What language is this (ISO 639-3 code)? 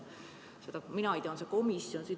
est